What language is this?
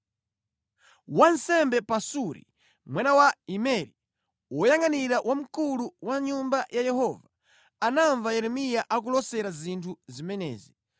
Nyanja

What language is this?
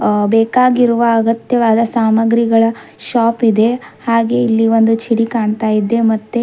Kannada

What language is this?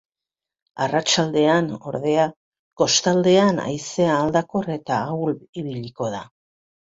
Basque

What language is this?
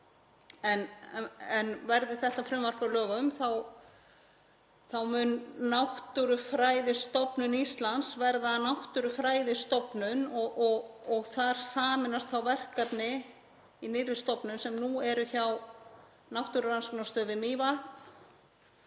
Icelandic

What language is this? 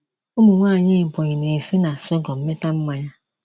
Igbo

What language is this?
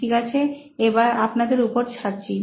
Bangla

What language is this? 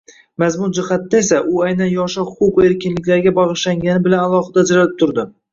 Uzbek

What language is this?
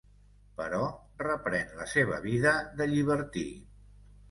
Catalan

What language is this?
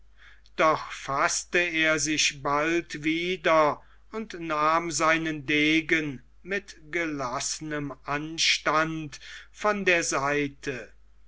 German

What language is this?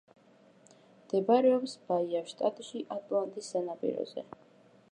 Georgian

